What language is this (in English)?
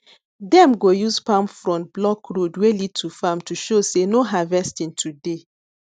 Nigerian Pidgin